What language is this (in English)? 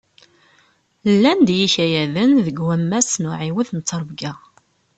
Kabyle